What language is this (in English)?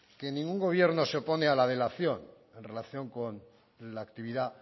Spanish